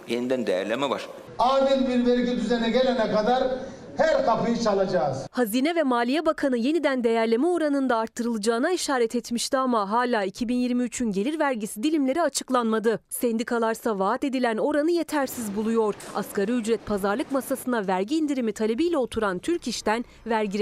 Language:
Turkish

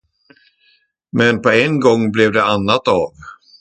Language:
Swedish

